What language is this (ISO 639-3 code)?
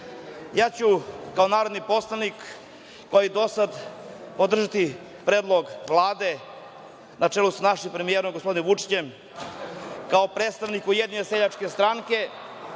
srp